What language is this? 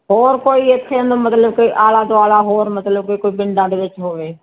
Punjabi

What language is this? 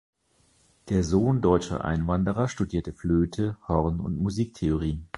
German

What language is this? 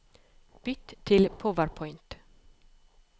Norwegian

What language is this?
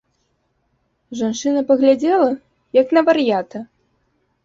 Belarusian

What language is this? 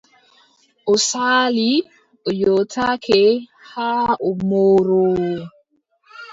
Adamawa Fulfulde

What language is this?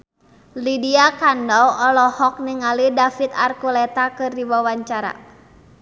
Sundanese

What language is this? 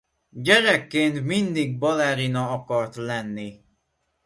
Hungarian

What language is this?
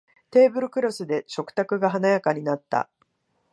Japanese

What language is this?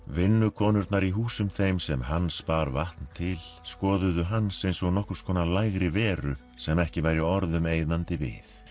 Icelandic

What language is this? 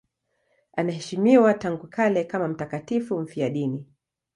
Swahili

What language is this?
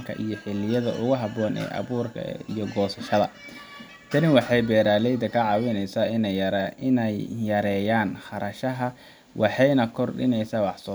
Somali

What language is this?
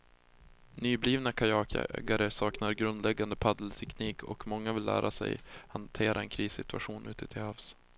Swedish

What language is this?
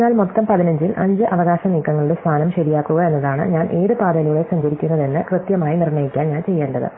Malayalam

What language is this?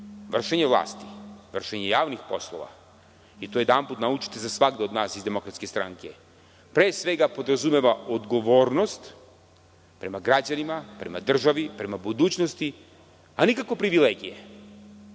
Serbian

